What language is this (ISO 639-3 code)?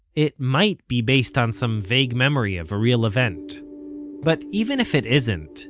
eng